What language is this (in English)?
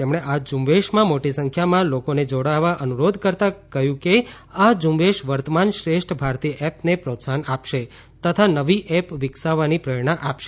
Gujarati